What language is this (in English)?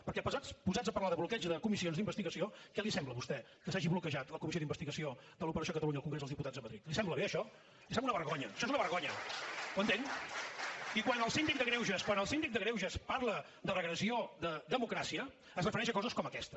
Catalan